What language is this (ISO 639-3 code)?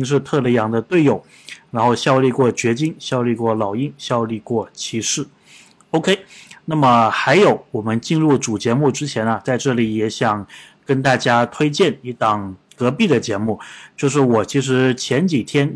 zho